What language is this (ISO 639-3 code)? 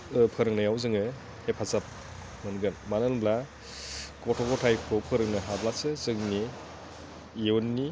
brx